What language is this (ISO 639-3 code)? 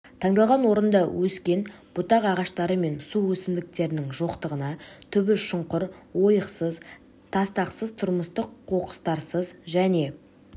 kaz